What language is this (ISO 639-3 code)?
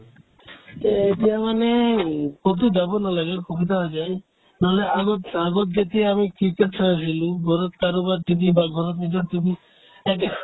asm